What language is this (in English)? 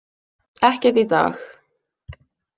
Icelandic